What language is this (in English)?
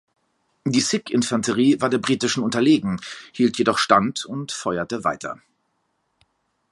German